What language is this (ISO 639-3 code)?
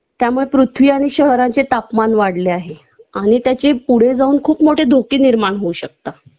mar